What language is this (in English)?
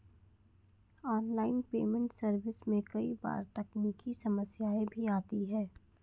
Hindi